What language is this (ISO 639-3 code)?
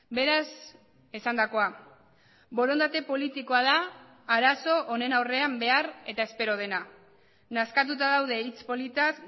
eus